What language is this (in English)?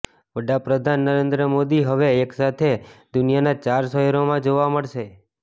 Gujarati